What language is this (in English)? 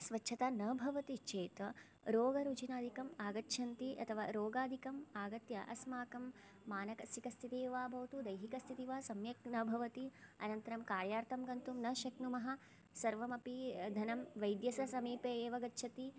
Sanskrit